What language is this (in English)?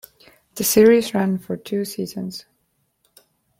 English